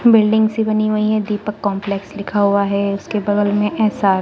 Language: Hindi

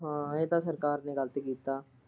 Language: Punjabi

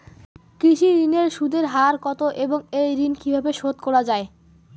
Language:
Bangla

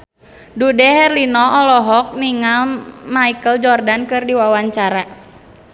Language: Sundanese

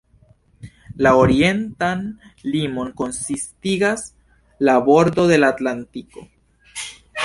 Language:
Esperanto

